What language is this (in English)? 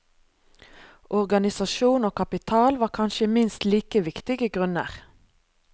Norwegian